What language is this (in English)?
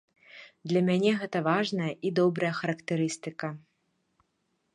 Belarusian